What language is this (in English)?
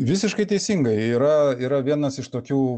Lithuanian